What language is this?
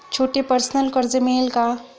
Marathi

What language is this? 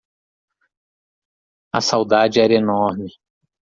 Portuguese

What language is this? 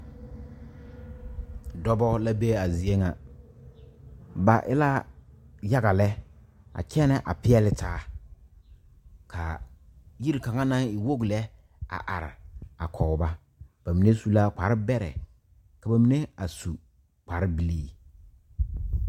Southern Dagaare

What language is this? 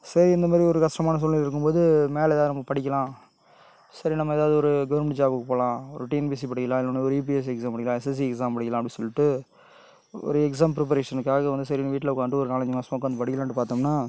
Tamil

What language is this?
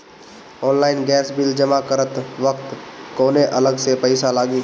Bhojpuri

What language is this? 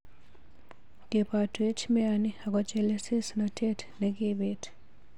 Kalenjin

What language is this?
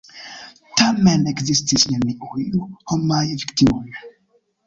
Esperanto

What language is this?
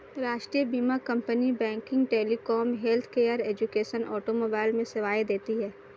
Hindi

